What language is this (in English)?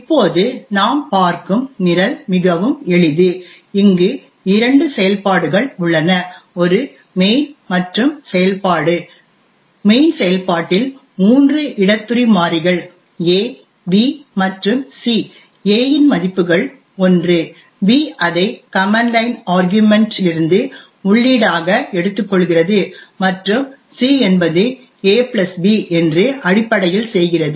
Tamil